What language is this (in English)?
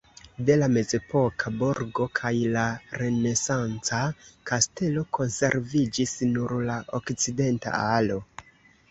Esperanto